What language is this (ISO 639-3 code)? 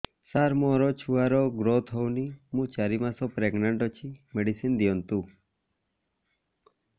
ori